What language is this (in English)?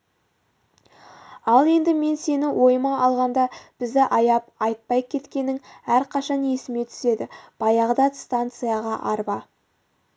Kazakh